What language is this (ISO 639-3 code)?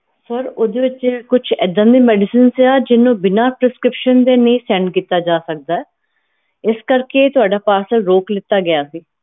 pan